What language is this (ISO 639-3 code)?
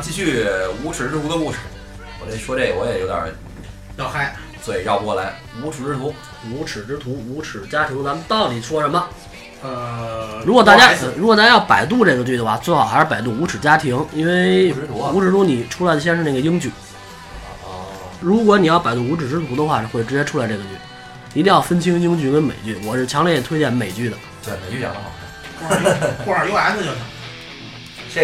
zho